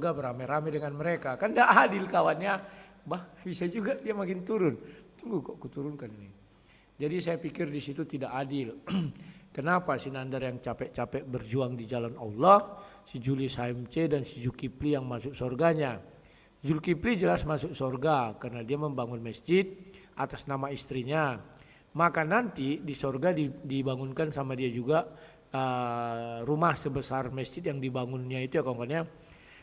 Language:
Indonesian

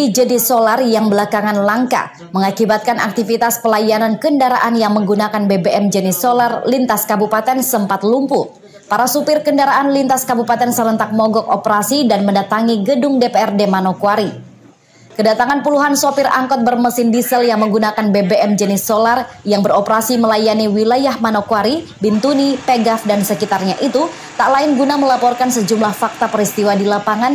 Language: Indonesian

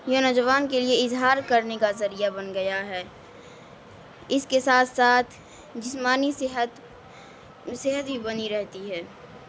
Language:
Urdu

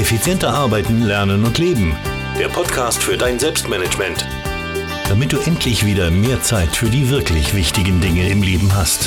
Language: German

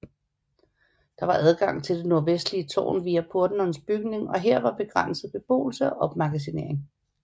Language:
Danish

